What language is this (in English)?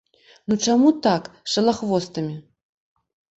Belarusian